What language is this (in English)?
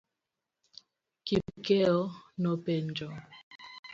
Luo (Kenya and Tanzania)